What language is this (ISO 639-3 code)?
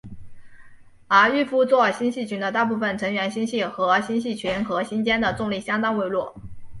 zho